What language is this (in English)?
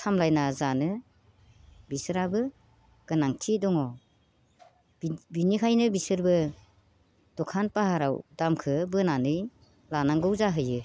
Bodo